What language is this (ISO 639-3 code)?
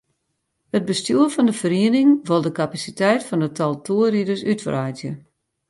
fry